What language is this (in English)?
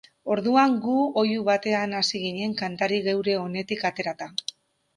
Basque